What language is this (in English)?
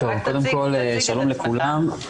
Hebrew